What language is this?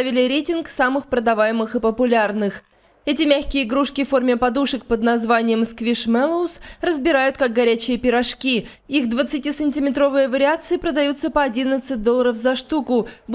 Russian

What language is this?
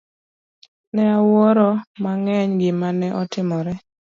Luo (Kenya and Tanzania)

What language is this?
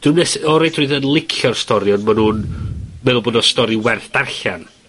Welsh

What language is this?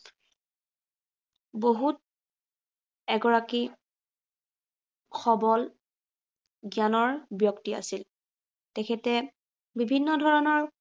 Assamese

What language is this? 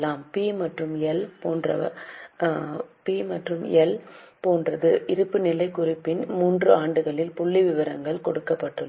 Tamil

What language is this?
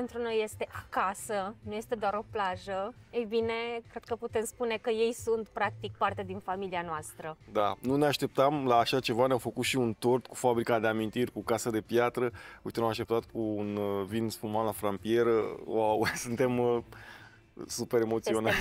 Romanian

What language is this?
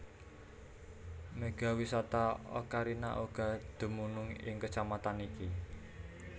Javanese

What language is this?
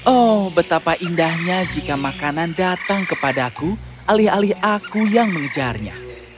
Indonesian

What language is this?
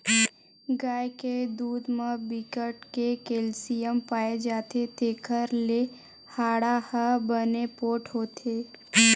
Chhattisgarhi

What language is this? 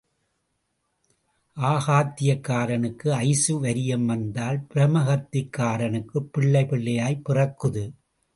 Tamil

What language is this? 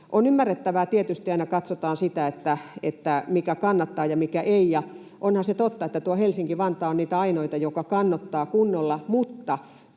Finnish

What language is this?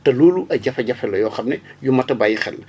Wolof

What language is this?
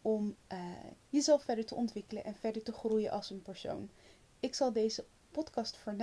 Dutch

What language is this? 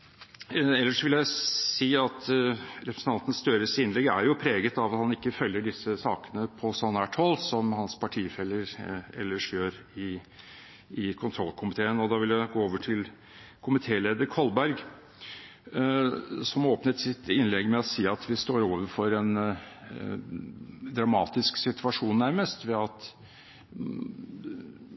Norwegian Bokmål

